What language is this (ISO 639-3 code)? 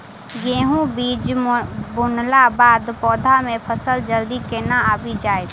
mai